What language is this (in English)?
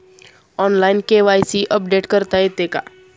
Marathi